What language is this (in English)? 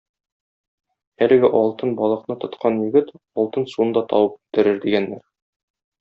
Tatar